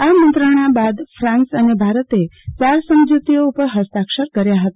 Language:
Gujarati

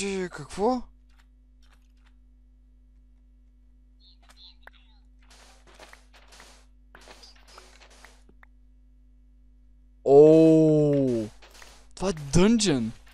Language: Bulgarian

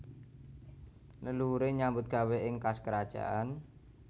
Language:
Javanese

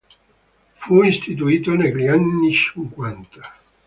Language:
Italian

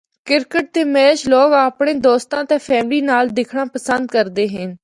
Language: Northern Hindko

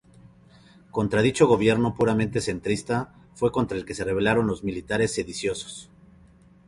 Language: Spanish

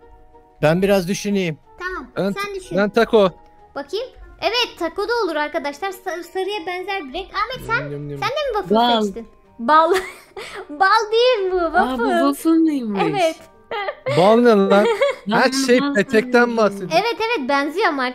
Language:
Turkish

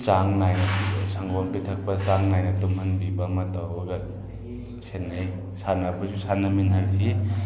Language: Manipuri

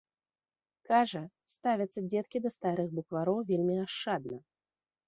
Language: Belarusian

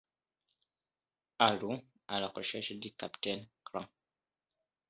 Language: French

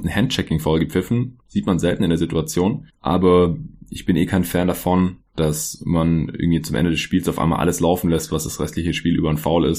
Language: German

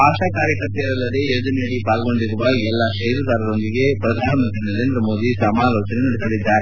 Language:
Kannada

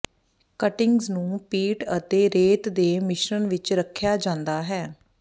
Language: Punjabi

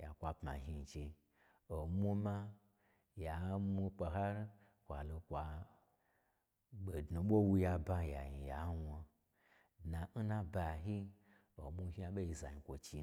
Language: Gbagyi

